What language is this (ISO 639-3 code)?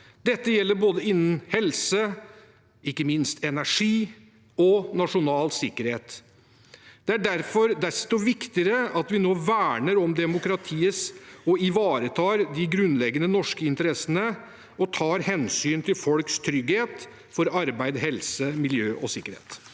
nor